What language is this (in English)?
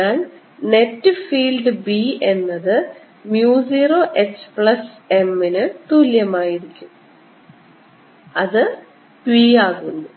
Malayalam